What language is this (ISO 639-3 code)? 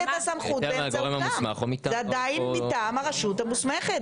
heb